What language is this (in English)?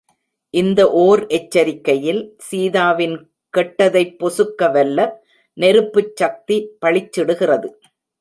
Tamil